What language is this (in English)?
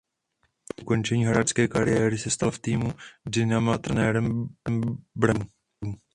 Czech